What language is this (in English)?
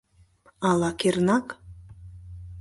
Mari